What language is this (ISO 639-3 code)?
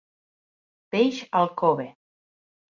cat